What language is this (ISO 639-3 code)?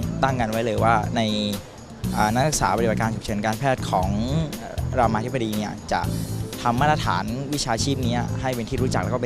tha